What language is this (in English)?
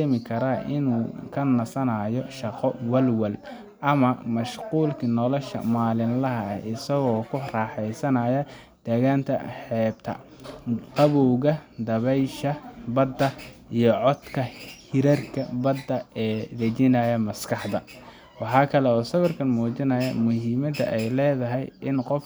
Somali